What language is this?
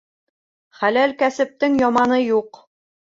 Bashkir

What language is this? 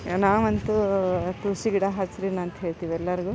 Kannada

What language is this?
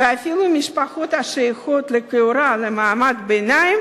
Hebrew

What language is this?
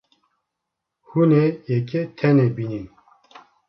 Kurdish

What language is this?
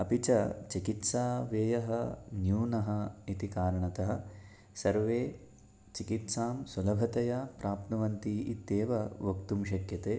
Sanskrit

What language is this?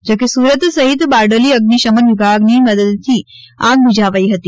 Gujarati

